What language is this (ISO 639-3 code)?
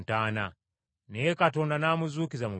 lug